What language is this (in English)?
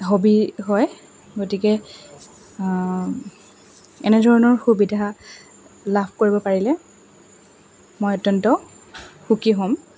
Assamese